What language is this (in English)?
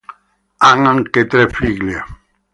Italian